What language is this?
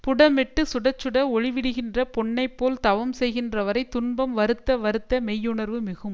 Tamil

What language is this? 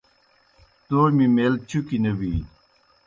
Kohistani Shina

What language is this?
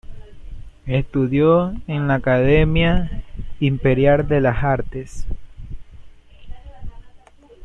Spanish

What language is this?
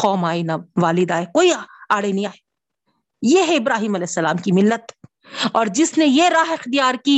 Urdu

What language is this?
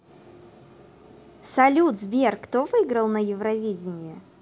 Russian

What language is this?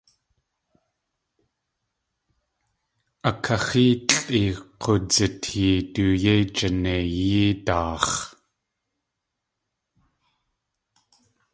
Tlingit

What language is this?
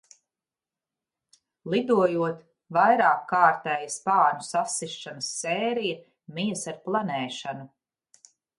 Latvian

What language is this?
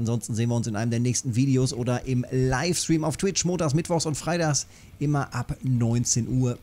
German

